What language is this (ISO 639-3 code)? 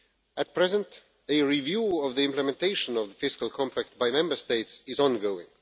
eng